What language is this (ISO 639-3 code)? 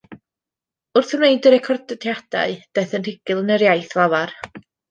cym